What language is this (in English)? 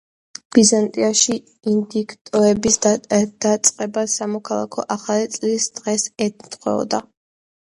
Georgian